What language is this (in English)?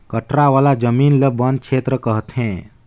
Chhattisgarhi